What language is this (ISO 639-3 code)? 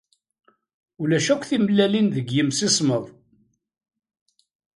kab